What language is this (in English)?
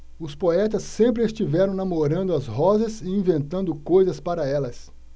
Portuguese